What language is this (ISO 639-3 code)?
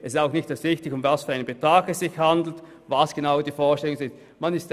gsw